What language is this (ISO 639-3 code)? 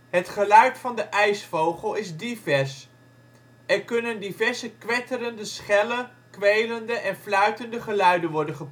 nld